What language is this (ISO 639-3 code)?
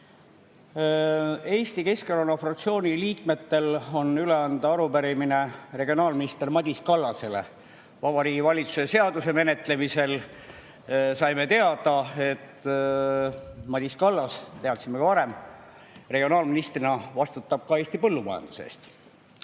est